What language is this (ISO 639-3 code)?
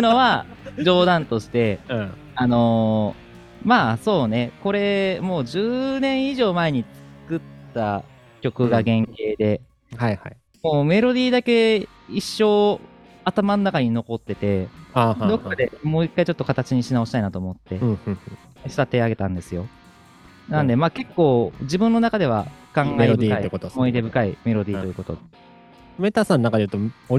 jpn